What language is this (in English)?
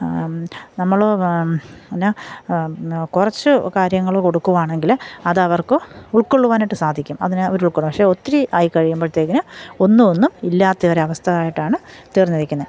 Malayalam